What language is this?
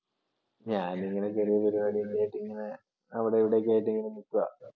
Malayalam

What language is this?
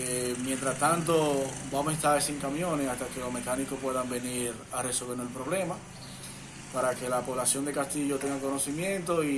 Spanish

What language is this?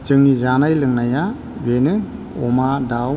Bodo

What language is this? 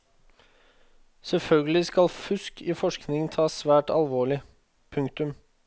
Norwegian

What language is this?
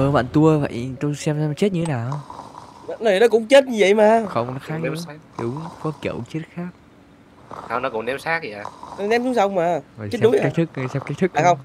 Vietnamese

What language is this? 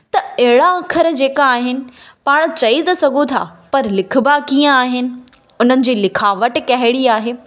Sindhi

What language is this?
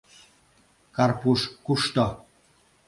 Mari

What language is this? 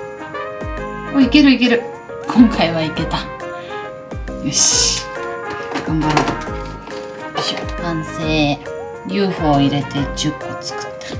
Japanese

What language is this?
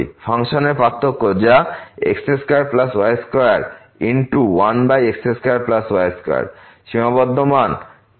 Bangla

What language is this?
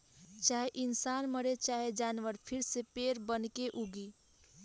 Bhojpuri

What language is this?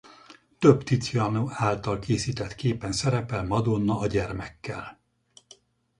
Hungarian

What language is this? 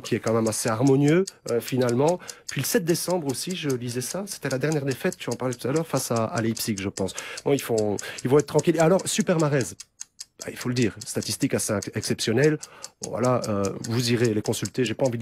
French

